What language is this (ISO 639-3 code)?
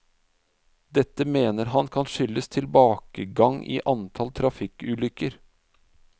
nor